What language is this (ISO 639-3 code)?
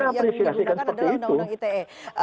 ind